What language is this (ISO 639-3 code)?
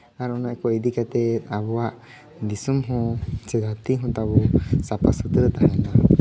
sat